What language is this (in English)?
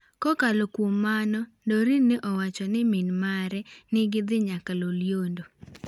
Luo (Kenya and Tanzania)